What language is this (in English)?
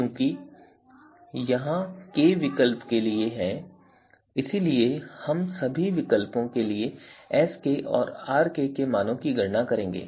Hindi